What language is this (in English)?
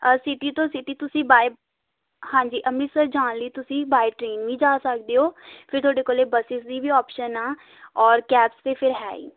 Punjabi